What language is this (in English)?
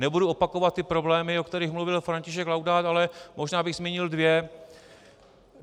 Czech